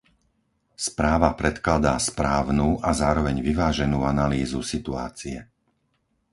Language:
Slovak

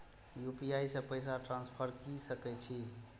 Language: Maithili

